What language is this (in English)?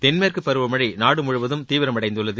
Tamil